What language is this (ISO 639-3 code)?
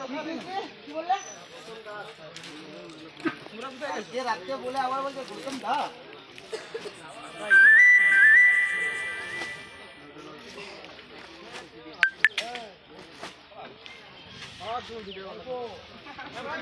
ben